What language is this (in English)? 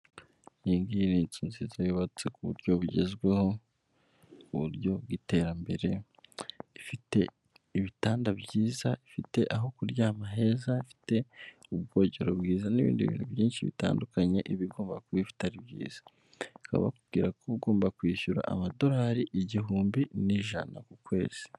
Kinyarwanda